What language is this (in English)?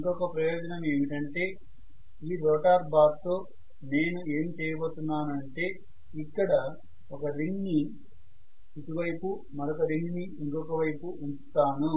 Telugu